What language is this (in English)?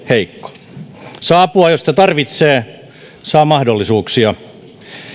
Finnish